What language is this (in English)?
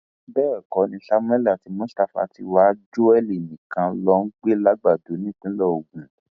Yoruba